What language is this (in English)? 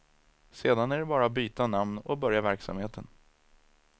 Swedish